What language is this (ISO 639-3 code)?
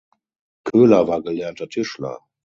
deu